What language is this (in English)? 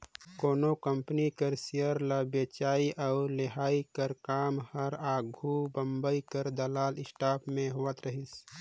Chhattisgarhi